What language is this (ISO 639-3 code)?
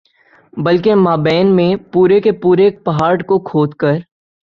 urd